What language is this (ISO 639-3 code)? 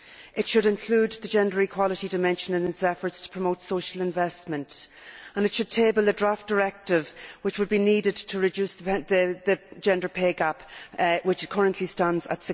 eng